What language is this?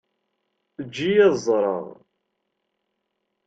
Kabyle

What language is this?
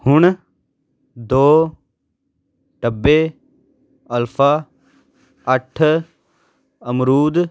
Punjabi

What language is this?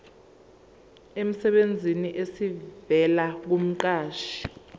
Zulu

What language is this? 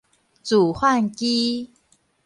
Min Nan Chinese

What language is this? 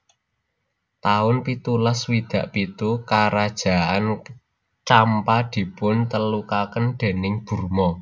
Javanese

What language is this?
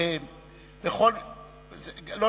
Hebrew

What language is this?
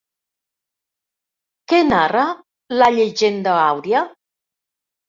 Catalan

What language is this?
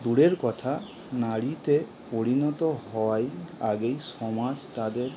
Bangla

